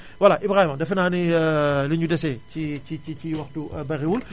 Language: Wolof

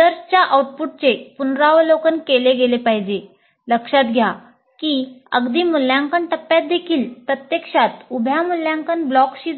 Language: Marathi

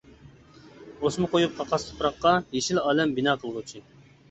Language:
Uyghur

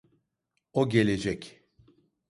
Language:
Turkish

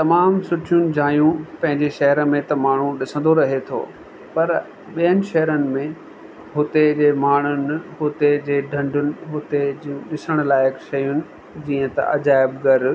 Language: Sindhi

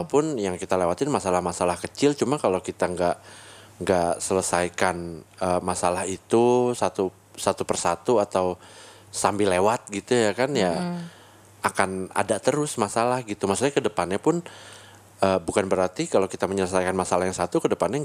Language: Indonesian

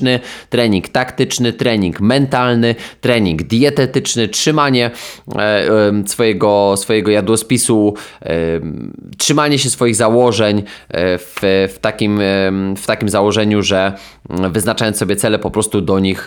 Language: Polish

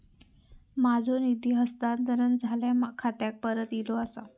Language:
Marathi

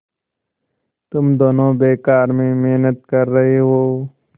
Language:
Hindi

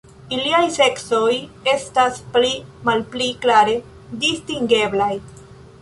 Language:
Esperanto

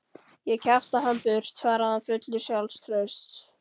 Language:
Icelandic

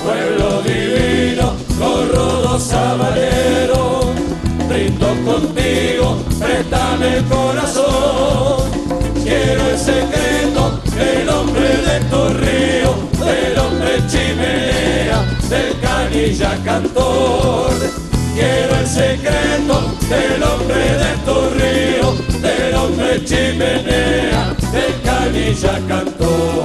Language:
Spanish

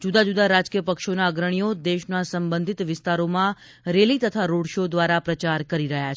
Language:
Gujarati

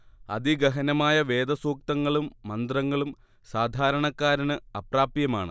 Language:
Malayalam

